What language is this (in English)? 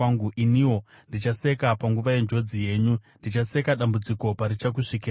Shona